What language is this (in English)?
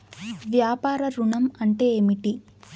Telugu